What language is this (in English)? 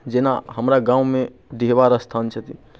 Maithili